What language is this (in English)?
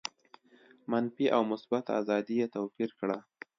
Pashto